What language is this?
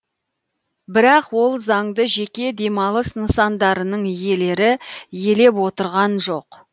Kazakh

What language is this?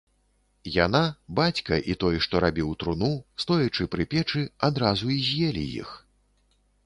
Belarusian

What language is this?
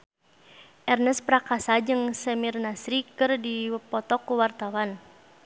Sundanese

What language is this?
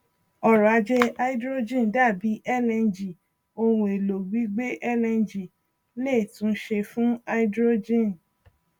Yoruba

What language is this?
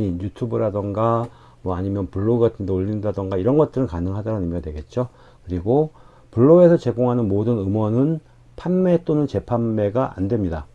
Korean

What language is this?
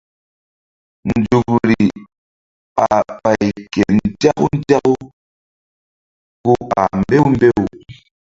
Mbum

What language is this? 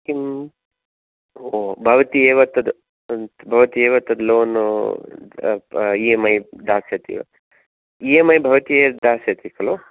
Sanskrit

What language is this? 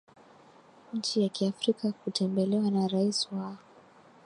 Swahili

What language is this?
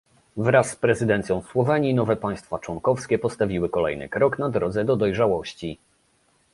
Polish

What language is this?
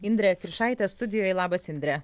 Lithuanian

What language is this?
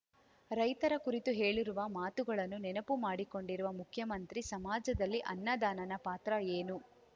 Kannada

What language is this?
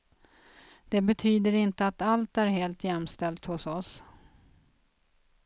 Swedish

